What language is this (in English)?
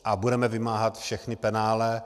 Czech